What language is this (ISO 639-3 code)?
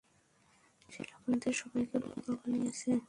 ben